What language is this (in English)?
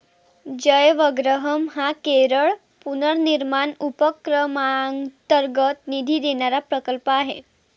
Marathi